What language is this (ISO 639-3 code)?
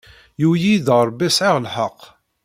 kab